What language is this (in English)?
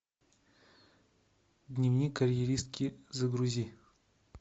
Russian